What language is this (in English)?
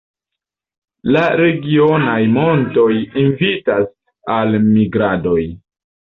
Esperanto